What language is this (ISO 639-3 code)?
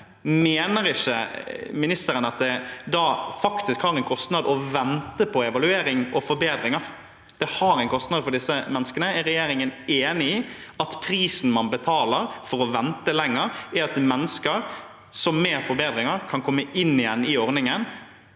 nor